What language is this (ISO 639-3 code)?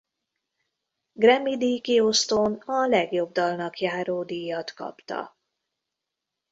hun